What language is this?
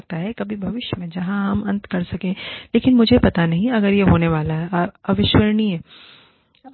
Hindi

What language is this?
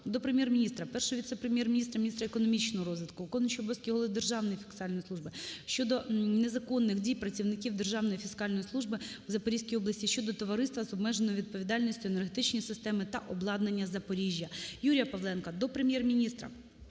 Ukrainian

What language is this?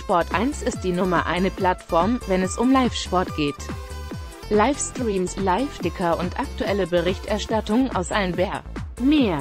German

